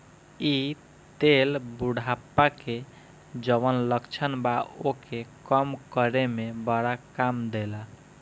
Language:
Bhojpuri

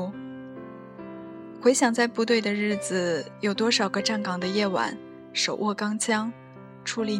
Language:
Chinese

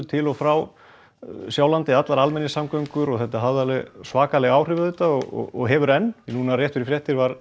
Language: Icelandic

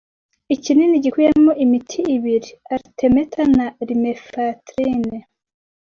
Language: Kinyarwanda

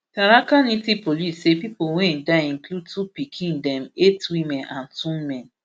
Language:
Nigerian Pidgin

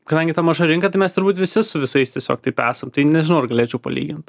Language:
Lithuanian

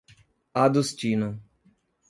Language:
Portuguese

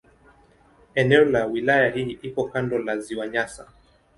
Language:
Swahili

